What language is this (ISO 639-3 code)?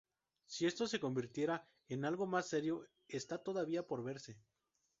spa